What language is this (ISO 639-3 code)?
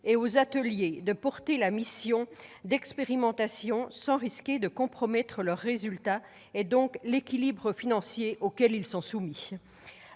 fra